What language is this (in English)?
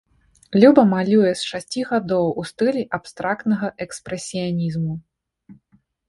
Belarusian